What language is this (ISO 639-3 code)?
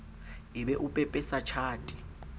sot